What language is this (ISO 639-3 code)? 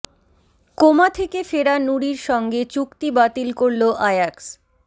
ben